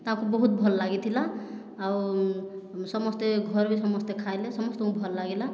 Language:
Odia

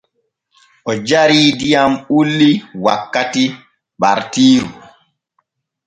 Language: Borgu Fulfulde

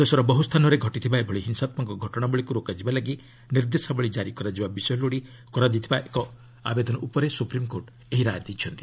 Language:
Odia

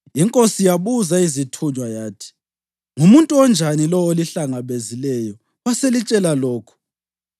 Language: North Ndebele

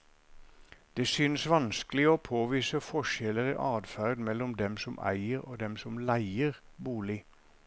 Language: Norwegian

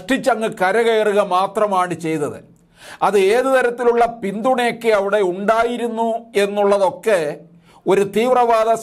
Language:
Malayalam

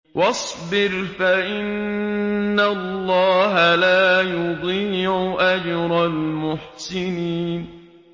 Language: Arabic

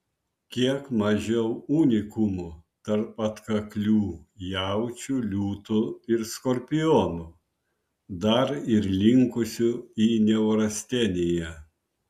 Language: Lithuanian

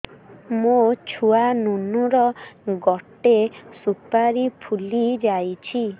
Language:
Odia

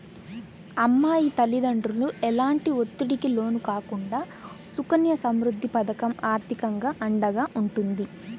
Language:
Telugu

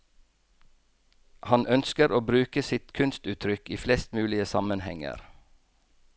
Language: Norwegian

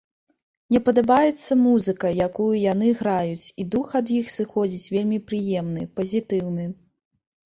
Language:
Belarusian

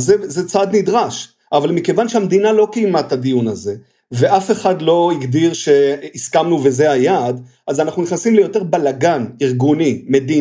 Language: Hebrew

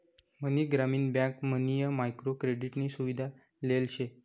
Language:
Marathi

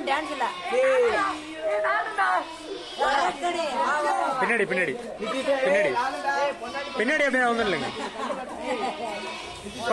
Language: Arabic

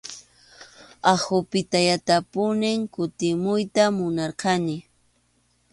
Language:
Arequipa-La Unión Quechua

